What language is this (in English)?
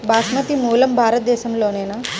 Telugu